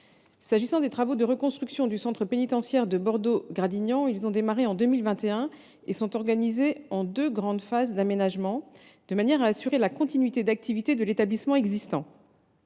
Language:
French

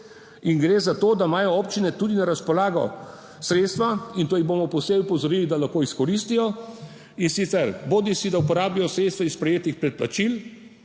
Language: Slovenian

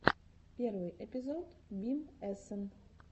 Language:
Russian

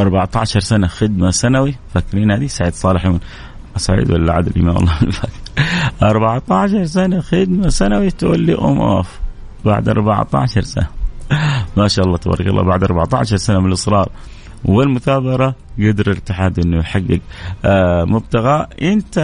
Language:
Arabic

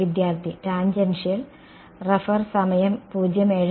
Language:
Malayalam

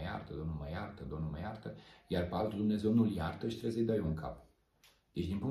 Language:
Romanian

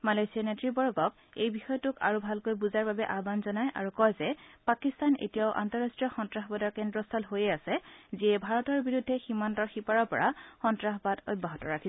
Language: Assamese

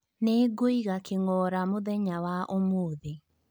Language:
Kikuyu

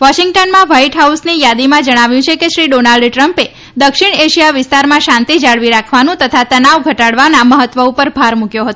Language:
Gujarati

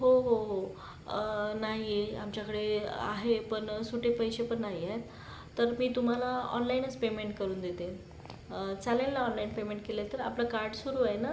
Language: Marathi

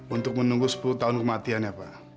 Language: Indonesian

